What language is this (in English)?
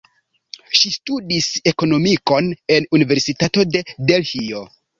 Esperanto